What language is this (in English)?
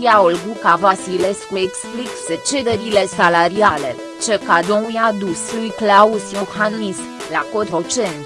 Romanian